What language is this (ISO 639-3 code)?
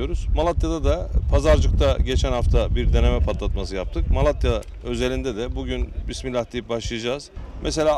tur